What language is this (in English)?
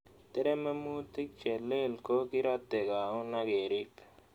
Kalenjin